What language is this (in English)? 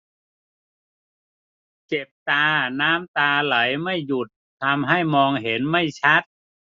Thai